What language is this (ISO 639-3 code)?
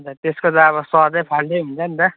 nep